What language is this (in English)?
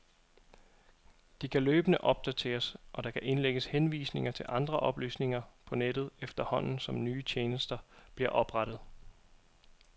Danish